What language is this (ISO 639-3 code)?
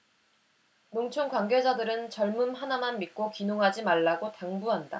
kor